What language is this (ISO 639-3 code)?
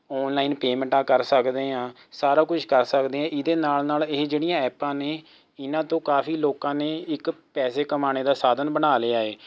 pan